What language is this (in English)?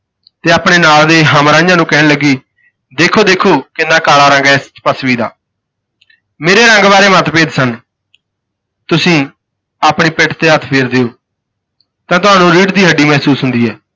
Punjabi